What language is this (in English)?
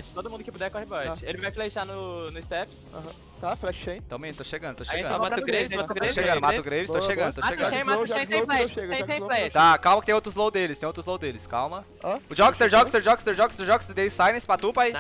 Portuguese